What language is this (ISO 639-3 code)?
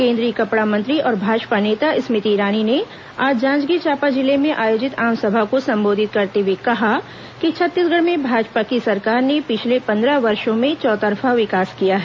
hin